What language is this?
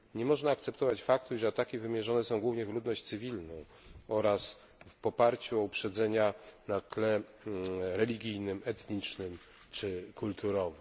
Polish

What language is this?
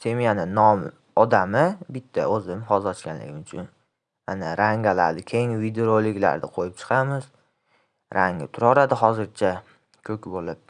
Turkish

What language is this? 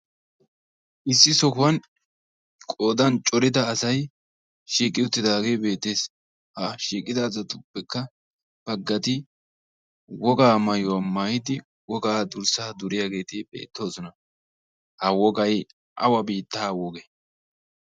Wolaytta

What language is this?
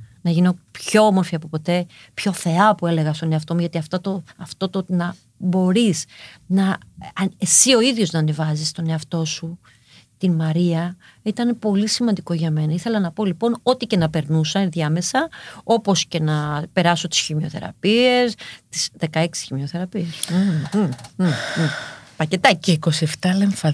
Greek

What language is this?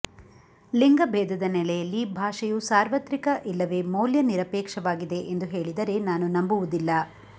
Kannada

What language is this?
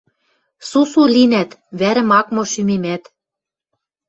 Western Mari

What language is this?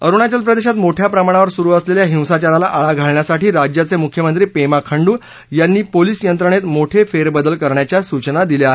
Marathi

